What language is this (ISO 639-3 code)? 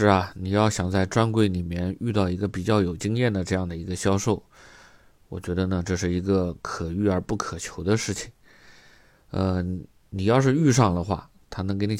zho